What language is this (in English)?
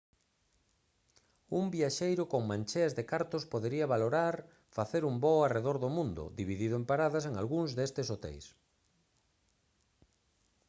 Galician